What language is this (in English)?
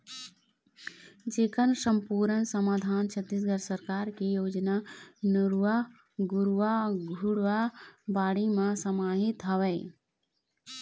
Chhattisgarhi